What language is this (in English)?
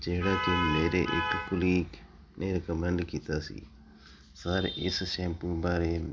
Punjabi